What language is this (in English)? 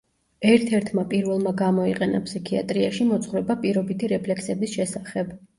Georgian